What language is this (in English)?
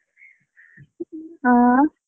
Kannada